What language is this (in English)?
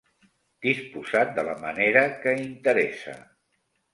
Catalan